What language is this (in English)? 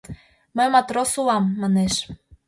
Mari